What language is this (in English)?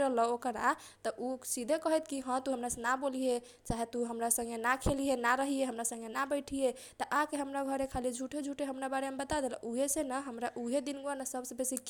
Kochila Tharu